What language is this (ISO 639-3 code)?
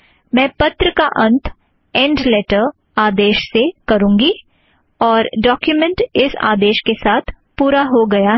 hin